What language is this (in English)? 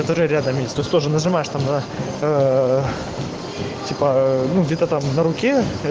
Russian